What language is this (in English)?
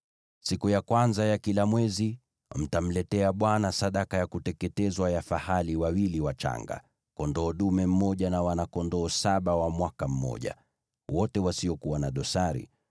Swahili